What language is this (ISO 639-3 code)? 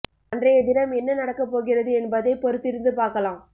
tam